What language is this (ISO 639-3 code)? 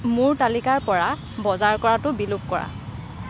asm